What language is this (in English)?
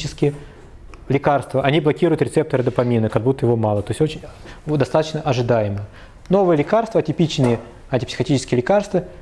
Russian